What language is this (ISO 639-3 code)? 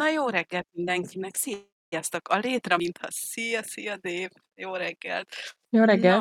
hun